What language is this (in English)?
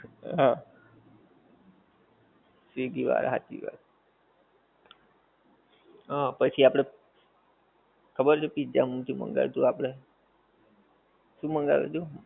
Gujarati